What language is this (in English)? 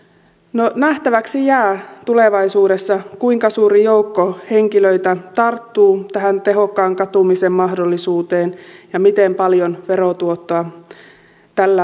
Finnish